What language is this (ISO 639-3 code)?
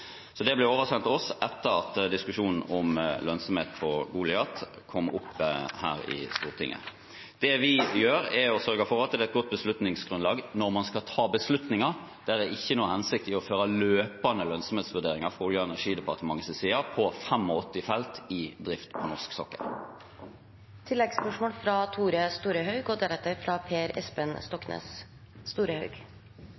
nor